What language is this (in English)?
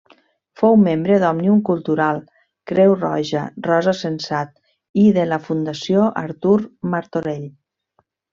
Catalan